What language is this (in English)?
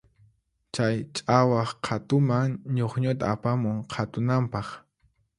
Puno Quechua